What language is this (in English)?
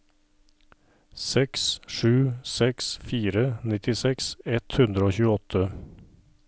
Norwegian